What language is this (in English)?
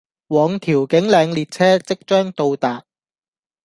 Cantonese